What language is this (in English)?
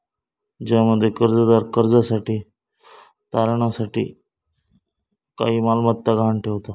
Marathi